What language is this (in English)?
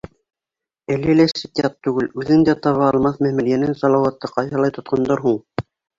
Bashkir